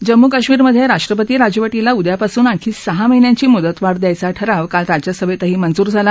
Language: Marathi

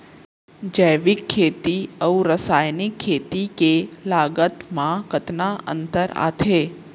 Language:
Chhattisgarhi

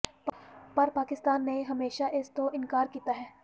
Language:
Punjabi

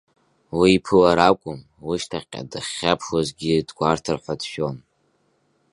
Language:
Abkhazian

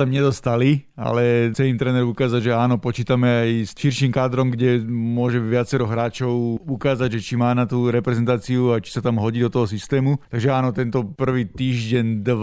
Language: Slovak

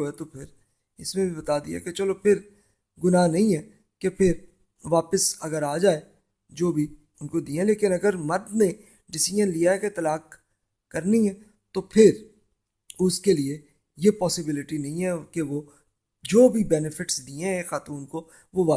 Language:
Urdu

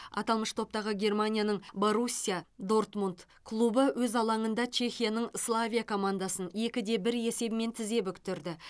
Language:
Kazakh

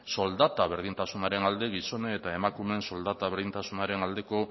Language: Basque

